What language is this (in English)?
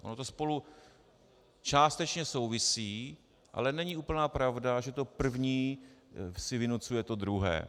Czech